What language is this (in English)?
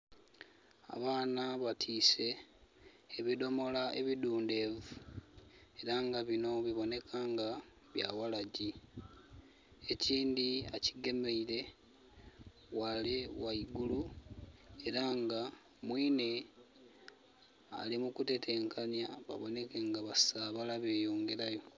Soga